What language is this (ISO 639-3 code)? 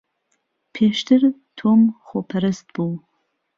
ckb